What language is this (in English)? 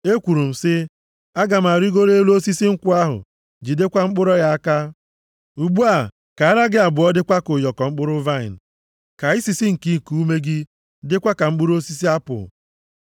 Igbo